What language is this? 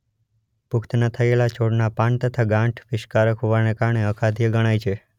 Gujarati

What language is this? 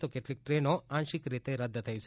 Gujarati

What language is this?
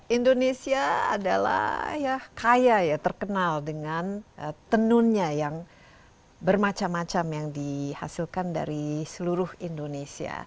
Indonesian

